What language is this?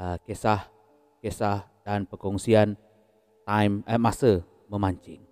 Malay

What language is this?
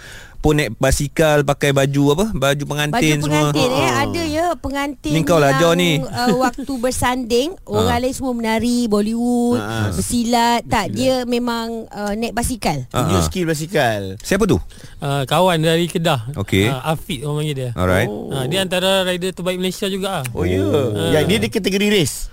Malay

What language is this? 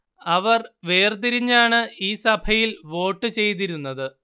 Malayalam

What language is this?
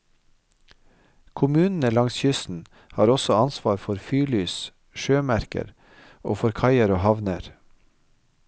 Norwegian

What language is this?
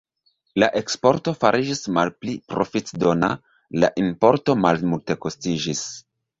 Esperanto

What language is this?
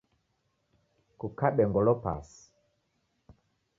Taita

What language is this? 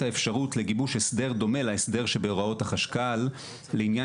Hebrew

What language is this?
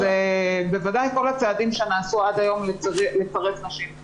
Hebrew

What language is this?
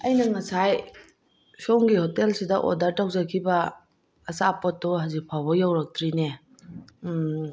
Manipuri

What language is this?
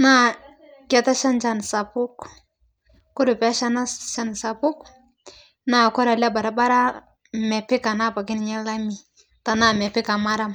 Masai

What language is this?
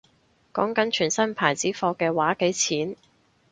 Cantonese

